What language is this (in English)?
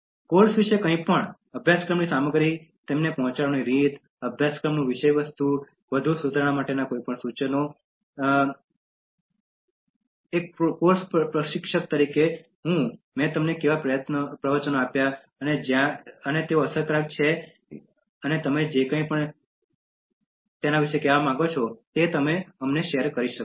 Gujarati